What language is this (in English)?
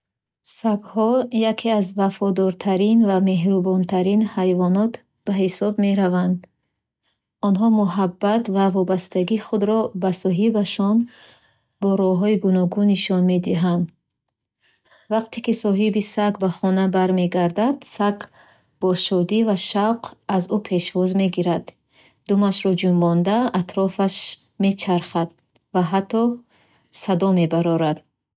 Bukharic